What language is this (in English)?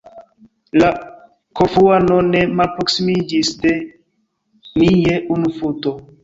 Esperanto